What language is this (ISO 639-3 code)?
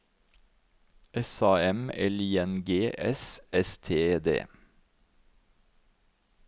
nor